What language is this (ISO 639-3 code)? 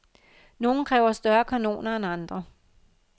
dan